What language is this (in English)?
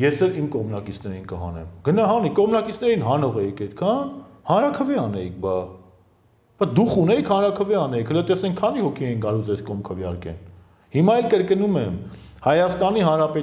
Turkish